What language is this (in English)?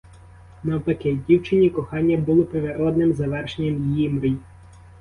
Ukrainian